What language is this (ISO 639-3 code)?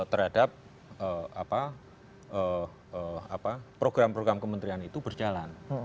ind